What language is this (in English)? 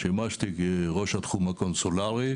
Hebrew